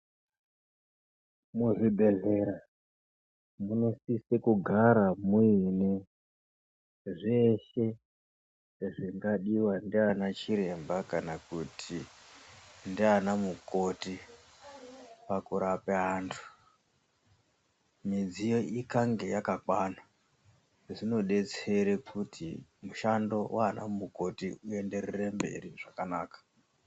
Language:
Ndau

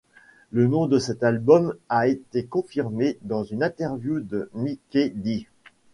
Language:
French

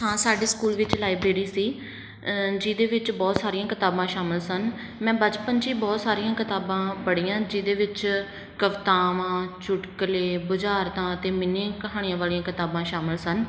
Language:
Punjabi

